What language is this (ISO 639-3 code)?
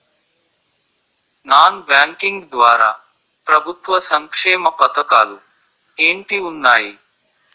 tel